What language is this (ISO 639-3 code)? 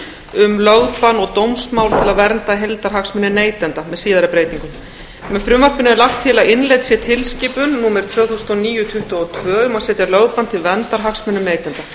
isl